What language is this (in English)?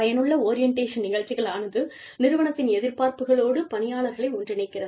Tamil